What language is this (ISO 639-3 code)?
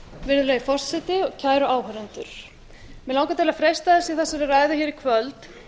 isl